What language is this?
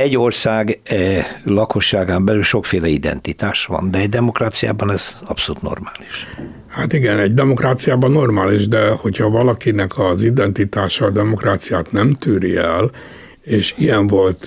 Hungarian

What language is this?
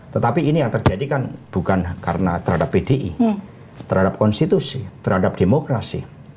Indonesian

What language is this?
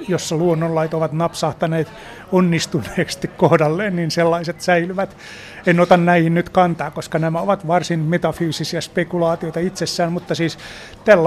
Finnish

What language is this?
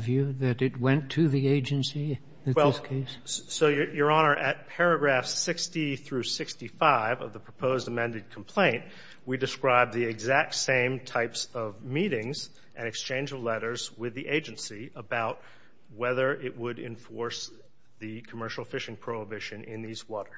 English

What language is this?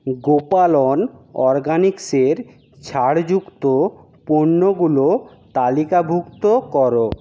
Bangla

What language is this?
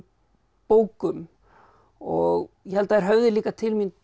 Icelandic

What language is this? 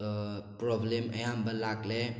Manipuri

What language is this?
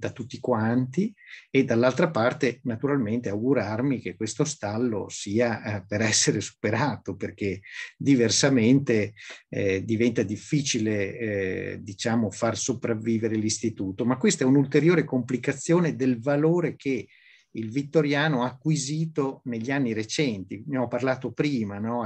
Italian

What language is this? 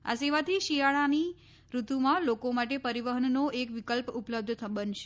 Gujarati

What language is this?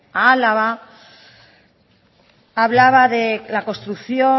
Spanish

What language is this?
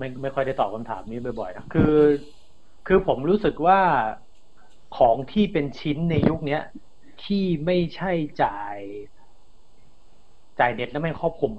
Thai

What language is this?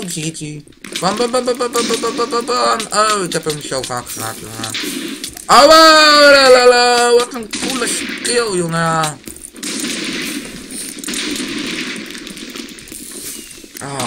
Dutch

